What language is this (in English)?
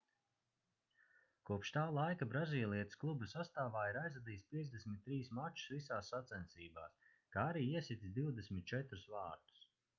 Latvian